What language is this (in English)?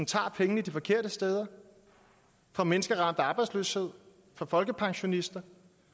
Danish